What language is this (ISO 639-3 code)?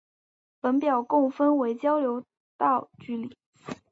zho